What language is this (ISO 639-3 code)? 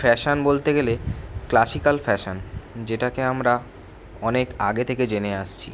ben